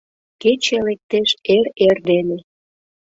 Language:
Mari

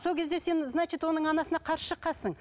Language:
Kazakh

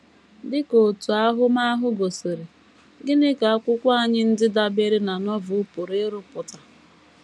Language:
Igbo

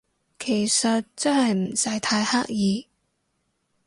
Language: Cantonese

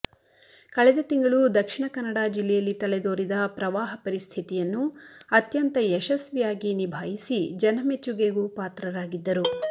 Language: Kannada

